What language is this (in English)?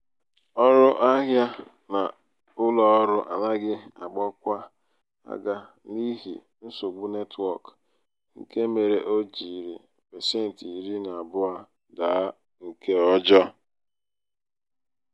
Igbo